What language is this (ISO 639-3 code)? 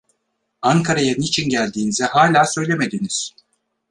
tur